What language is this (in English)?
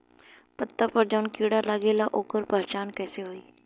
Bhojpuri